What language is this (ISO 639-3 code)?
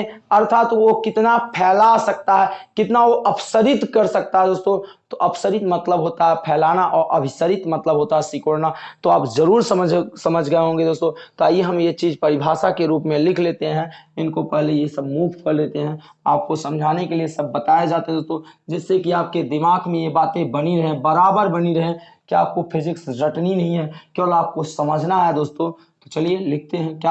hin